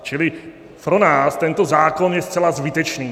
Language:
Czech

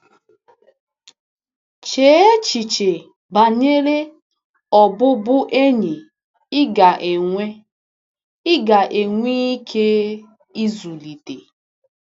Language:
Igbo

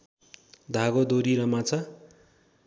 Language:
Nepali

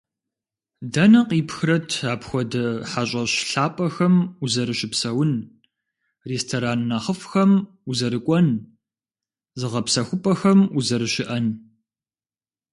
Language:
Kabardian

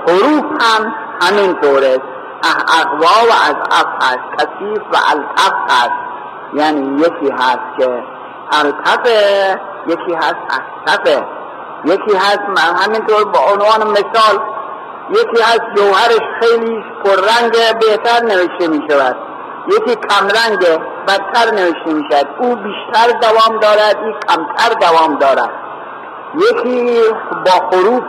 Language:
Persian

